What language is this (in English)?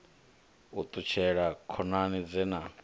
Venda